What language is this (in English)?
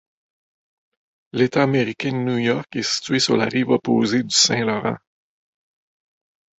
French